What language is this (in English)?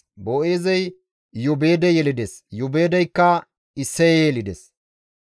Gamo